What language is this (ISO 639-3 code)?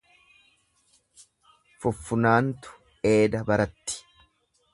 orm